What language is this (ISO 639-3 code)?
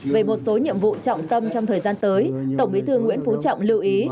vie